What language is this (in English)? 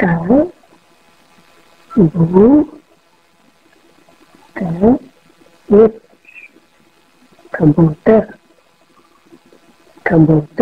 Kannada